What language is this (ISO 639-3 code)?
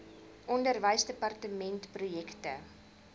afr